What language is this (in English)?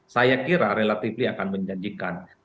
Indonesian